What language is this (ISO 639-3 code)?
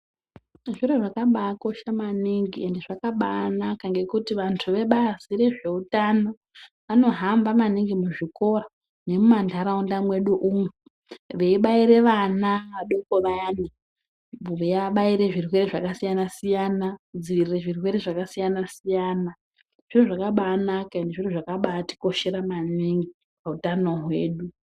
ndc